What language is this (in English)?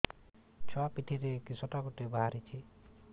Odia